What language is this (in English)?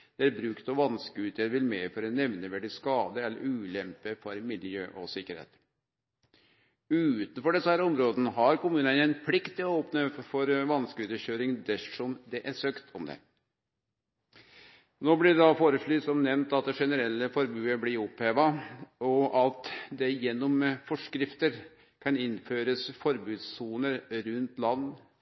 Norwegian Nynorsk